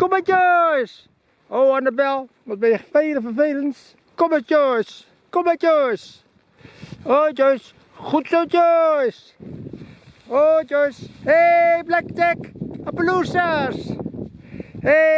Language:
Dutch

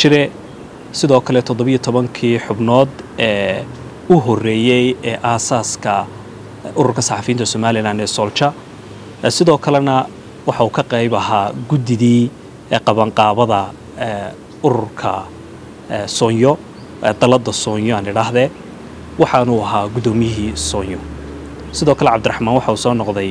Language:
Arabic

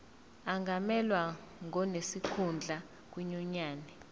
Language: Zulu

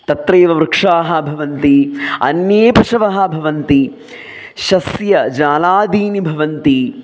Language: Sanskrit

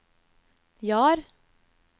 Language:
Norwegian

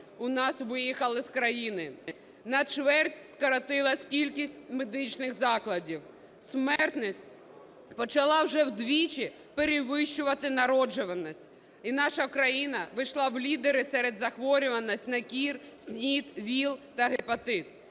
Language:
Ukrainian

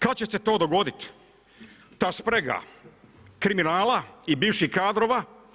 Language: Croatian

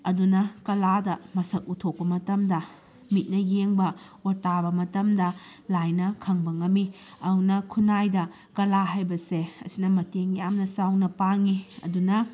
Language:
Manipuri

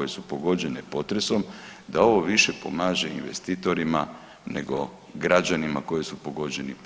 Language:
Croatian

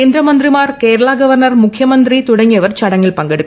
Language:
Malayalam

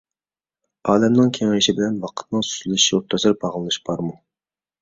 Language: Uyghur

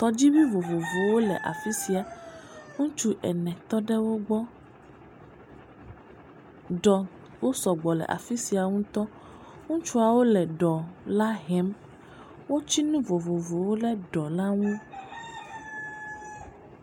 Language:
Ewe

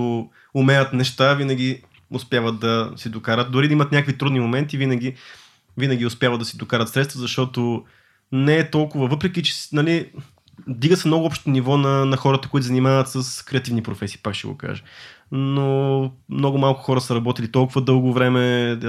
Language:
Bulgarian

